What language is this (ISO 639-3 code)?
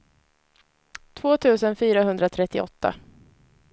swe